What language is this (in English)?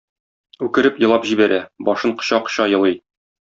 Tatar